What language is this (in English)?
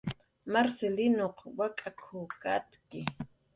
Jaqaru